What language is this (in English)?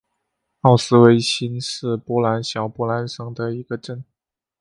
Chinese